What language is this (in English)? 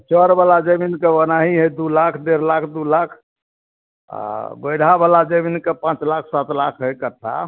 Maithili